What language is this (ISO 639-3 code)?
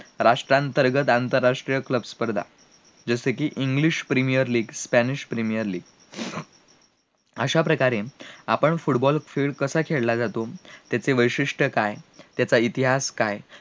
mar